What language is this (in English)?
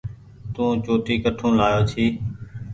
Goaria